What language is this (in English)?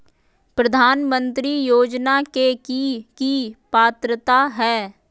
Magahi